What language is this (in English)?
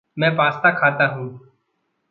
Hindi